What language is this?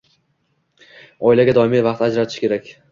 Uzbek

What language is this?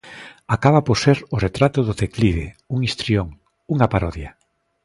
Galician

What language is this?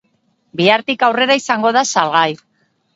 Basque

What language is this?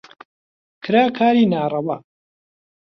Central Kurdish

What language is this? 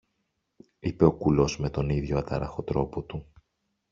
Greek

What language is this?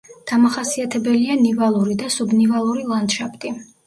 Georgian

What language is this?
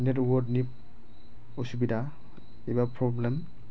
Bodo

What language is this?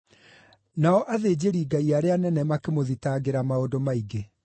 Kikuyu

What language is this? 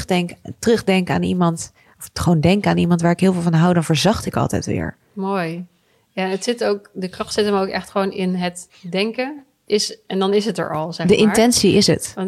Dutch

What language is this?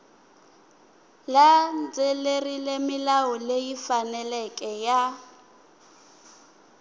Tsonga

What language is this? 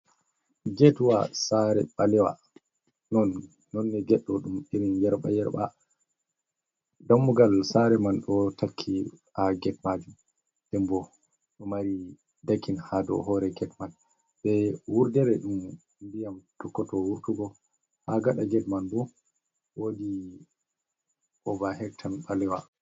Fula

